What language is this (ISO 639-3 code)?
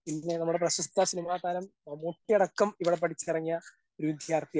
mal